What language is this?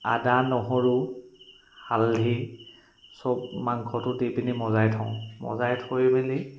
Assamese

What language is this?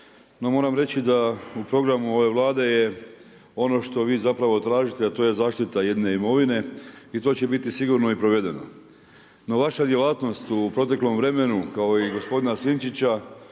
Croatian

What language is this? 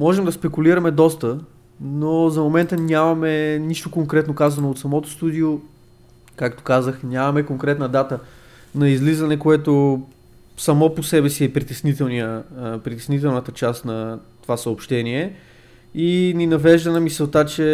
Bulgarian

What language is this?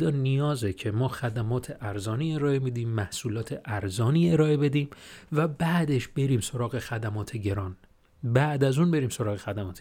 Persian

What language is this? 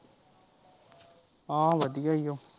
Punjabi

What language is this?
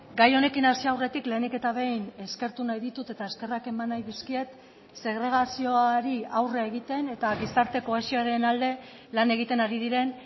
Basque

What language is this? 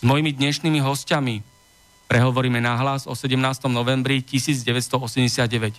Slovak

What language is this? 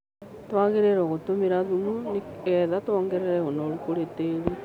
Kikuyu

